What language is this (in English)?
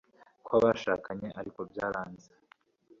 Kinyarwanda